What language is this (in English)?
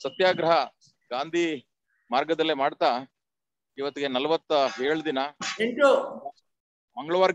Hindi